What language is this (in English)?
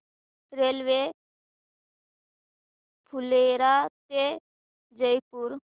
Marathi